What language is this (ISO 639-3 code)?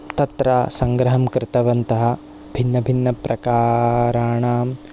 san